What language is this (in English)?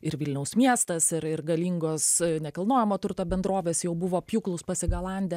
Lithuanian